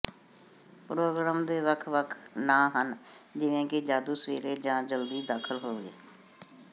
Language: Punjabi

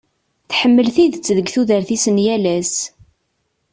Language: Kabyle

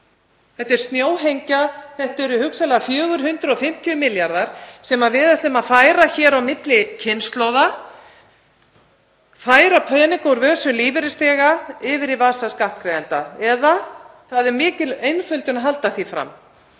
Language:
Icelandic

